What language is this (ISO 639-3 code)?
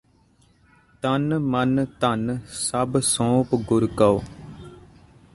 pan